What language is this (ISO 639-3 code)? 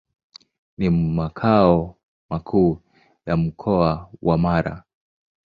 swa